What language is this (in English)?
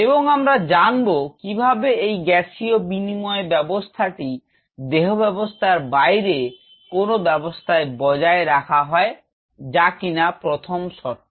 Bangla